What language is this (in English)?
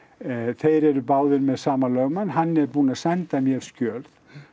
Icelandic